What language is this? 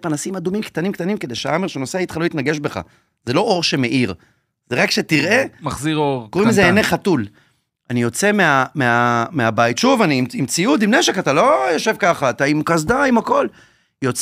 Hebrew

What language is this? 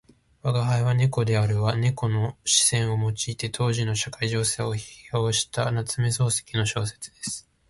Japanese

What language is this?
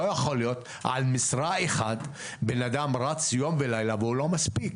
Hebrew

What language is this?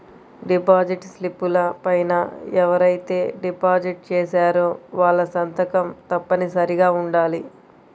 Telugu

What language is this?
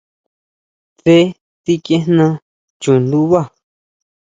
Huautla Mazatec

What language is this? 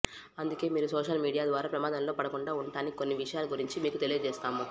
Telugu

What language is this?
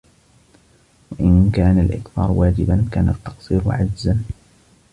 Arabic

